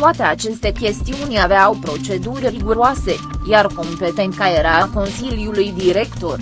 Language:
Romanian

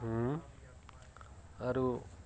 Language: Odia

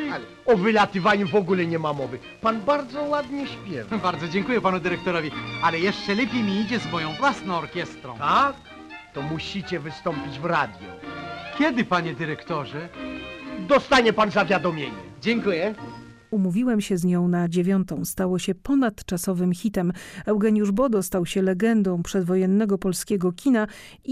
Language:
Polish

